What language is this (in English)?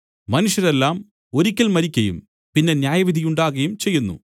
Malayalam